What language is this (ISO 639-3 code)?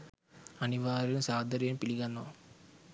sin